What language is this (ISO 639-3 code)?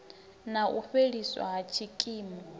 ven